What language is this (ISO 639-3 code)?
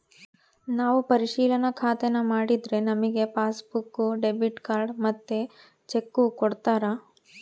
kan